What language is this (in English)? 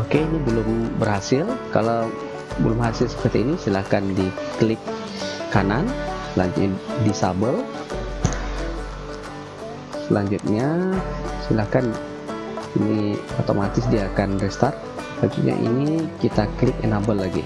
Indonesian